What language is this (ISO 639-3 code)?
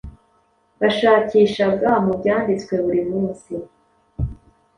kin